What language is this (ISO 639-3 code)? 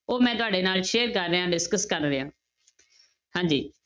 pan